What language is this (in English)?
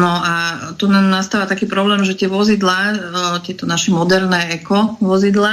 Slovak